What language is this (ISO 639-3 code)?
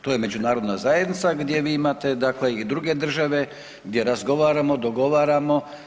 hrv